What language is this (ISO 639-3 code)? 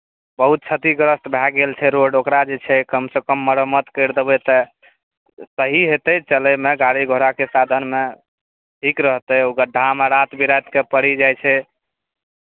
mai